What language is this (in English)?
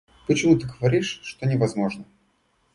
Russian